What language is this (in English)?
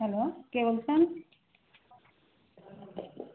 Bangla